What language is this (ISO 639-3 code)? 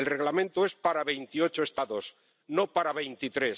spa